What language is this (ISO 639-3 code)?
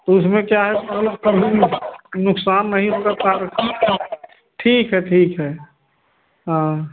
hin